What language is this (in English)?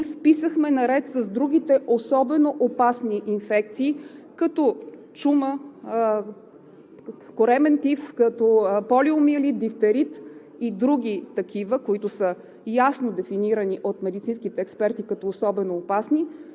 Bulgarian